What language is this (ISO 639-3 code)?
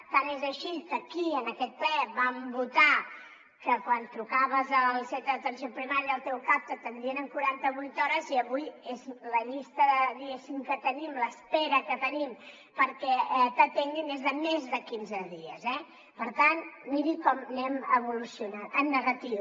cat